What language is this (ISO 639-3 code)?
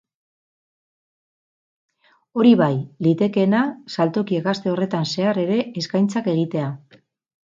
eus